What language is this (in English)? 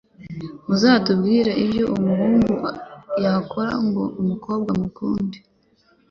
Kinyarwanda